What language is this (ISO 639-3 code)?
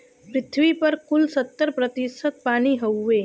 bho